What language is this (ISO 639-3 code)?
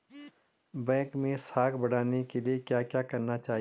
hin